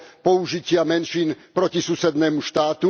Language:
Slovak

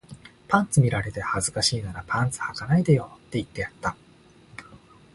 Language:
Japanese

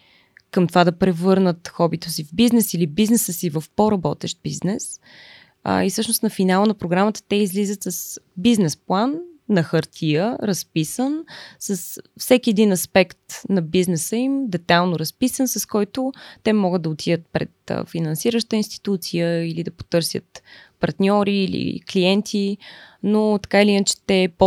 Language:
Bulgarian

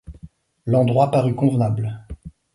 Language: French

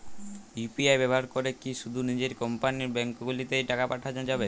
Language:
Bangla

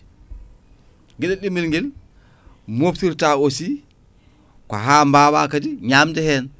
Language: Fula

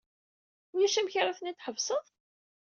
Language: Kabyle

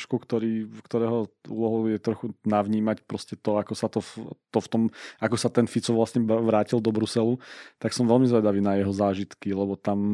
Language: Slovak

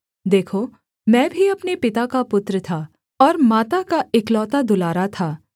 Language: Hindi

